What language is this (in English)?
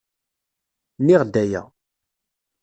Kabyle